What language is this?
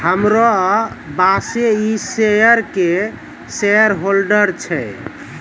Maithili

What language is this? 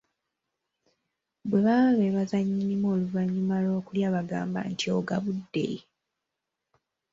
Ganda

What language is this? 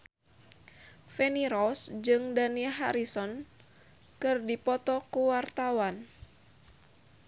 Sundanese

